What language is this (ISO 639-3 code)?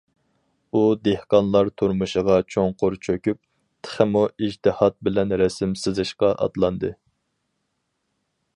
uig